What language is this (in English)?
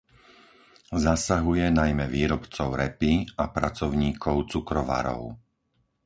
Slovak